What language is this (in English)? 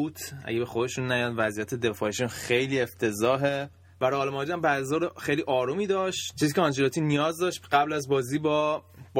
Persian